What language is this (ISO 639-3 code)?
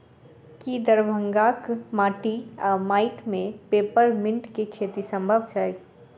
mai